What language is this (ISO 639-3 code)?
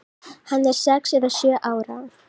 isl